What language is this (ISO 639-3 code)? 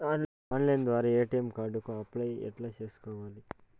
tel